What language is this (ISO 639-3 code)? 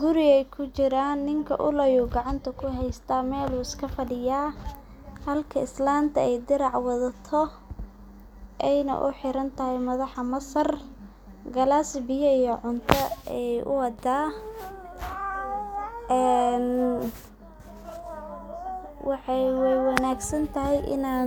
som